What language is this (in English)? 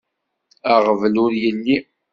Kabyle